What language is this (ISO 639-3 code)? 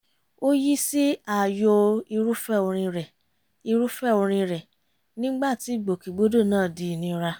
yor